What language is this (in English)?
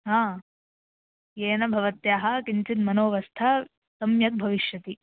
Sanskrit